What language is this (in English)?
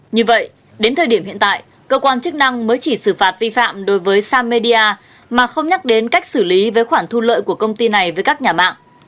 Vietnamese